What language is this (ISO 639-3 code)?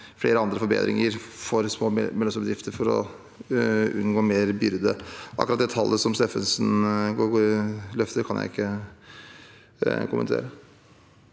nor